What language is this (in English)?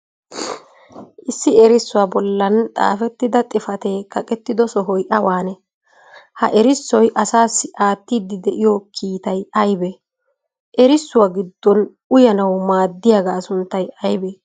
Wolaytta